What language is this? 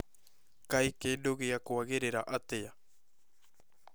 Kikuyu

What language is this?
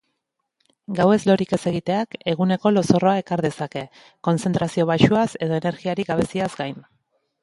Basque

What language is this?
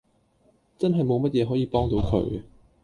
Cantonese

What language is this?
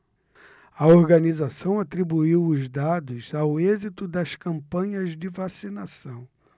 Portuguese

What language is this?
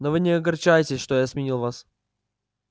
Russian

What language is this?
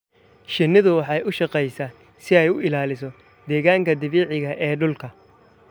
Somali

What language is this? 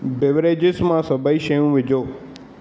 Sindhi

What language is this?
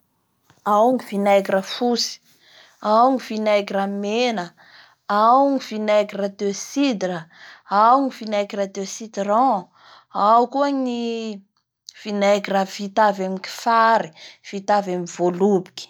Bara Malagasy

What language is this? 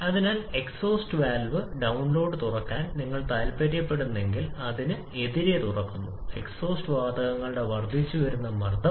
Malayalam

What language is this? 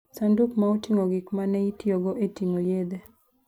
Luo (Kenya and Tanzania)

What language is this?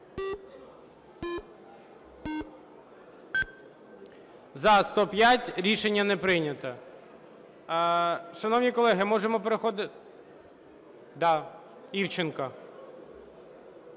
Ukrainian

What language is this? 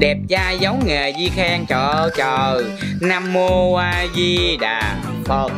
Vietnamese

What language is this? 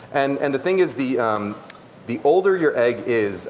English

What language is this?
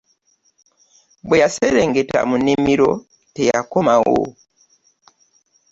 Ganda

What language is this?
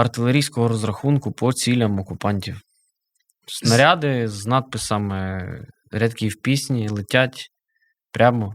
Ukrainian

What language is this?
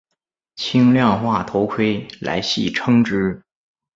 Chinese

